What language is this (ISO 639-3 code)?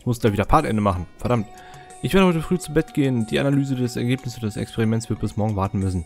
deu